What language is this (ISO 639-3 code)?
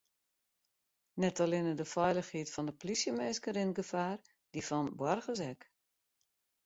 fry